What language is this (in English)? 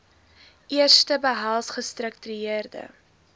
Afrikaans